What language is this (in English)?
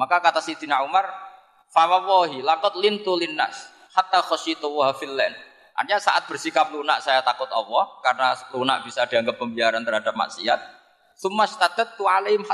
Indonesian